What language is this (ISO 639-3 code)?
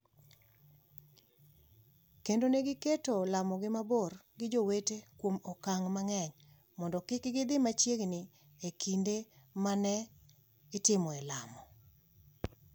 luo